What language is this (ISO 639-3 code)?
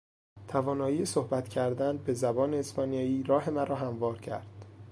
fas